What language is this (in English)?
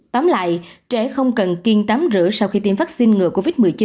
Vietnamese